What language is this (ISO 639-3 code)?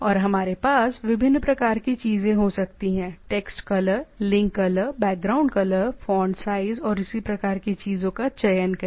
hin